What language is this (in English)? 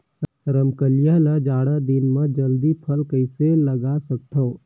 Chhattisgarhi